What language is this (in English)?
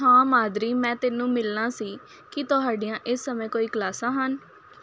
Punjabi